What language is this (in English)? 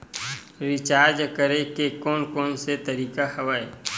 Chhattisgarhi